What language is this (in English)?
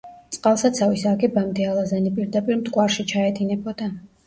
Georgian